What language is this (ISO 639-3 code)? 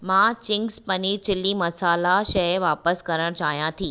snd